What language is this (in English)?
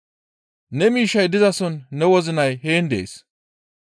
Gamo